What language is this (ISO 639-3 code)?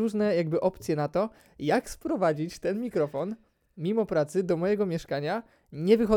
pol